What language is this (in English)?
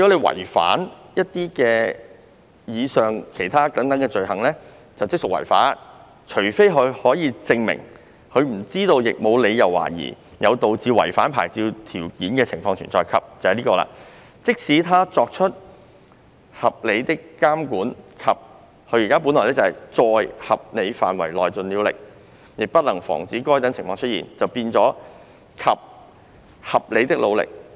Cantonese